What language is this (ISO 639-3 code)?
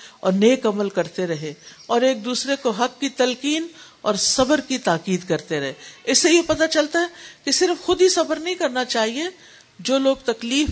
urd